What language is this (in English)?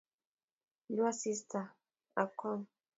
Kalenjin